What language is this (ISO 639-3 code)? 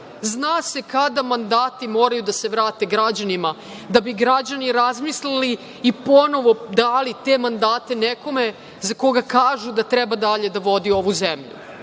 srp